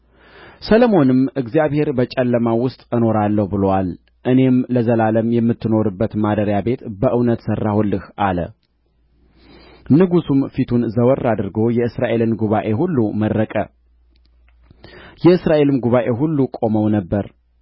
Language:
Amharic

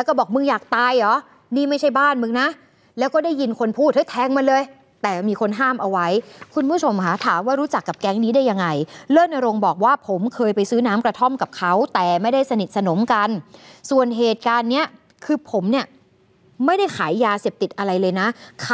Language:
Thai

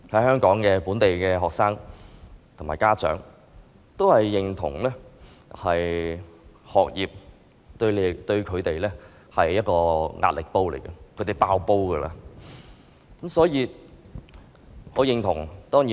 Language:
Cantonese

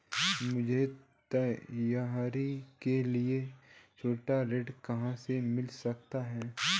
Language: Hindi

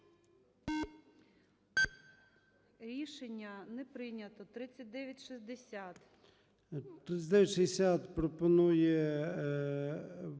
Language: Ukrainian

